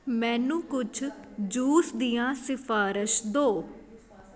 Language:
Punjabi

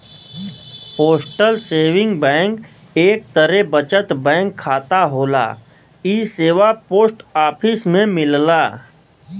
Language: Bhojpuri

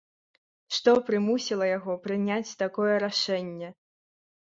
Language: Belarusian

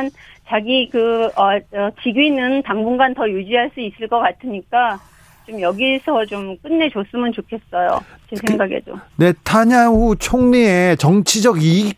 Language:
Korean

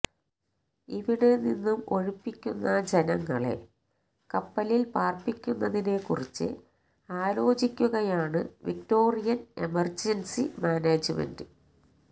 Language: Malayalam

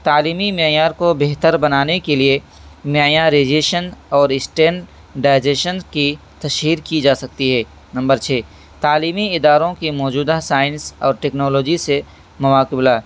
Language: Urdu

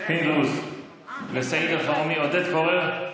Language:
Hebrew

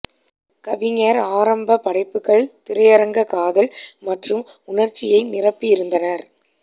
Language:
Tamil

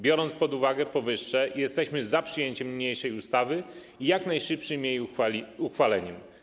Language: Polish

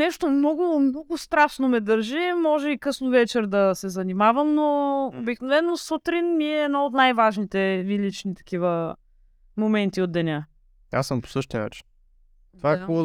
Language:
Bulgarian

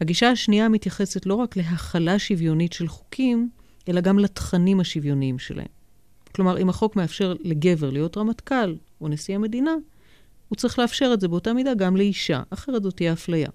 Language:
Hebrew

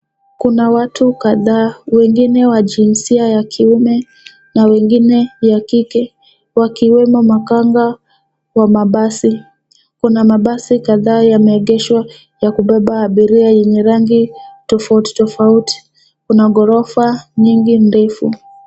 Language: Swahili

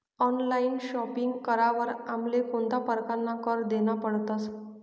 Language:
Marathi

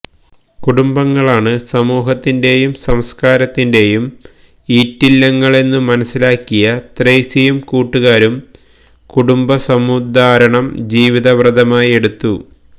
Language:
Malayalam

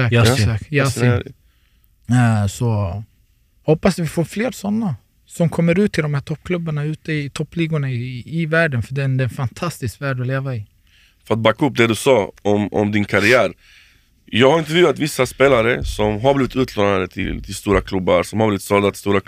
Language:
Swedish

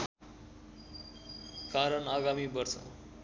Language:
Nepali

